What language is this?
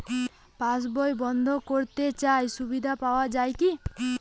Bangla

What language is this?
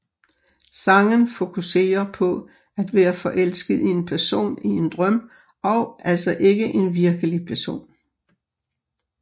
Danish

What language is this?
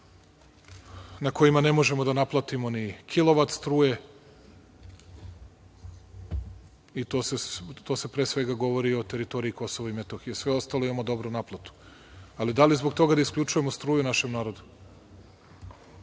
Serbian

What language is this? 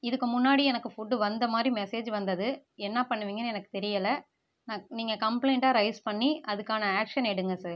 Tamil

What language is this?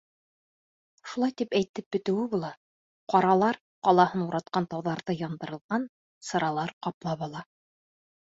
Bashkir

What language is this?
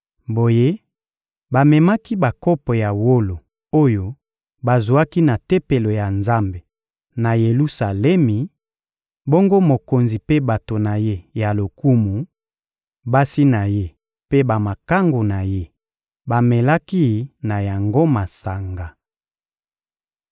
Lingala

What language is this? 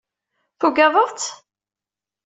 Kabyle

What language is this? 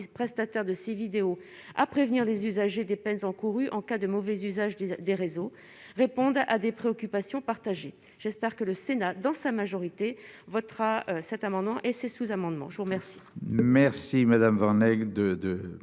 French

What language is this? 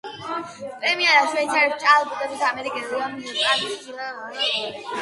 Georgian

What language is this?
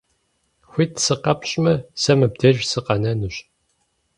Kabardian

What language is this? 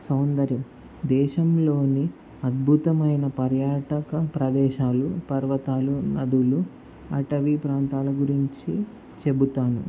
Telugu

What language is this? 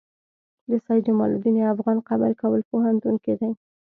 Pashto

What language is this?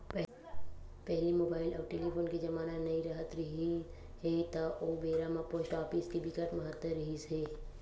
Chhattisgarhi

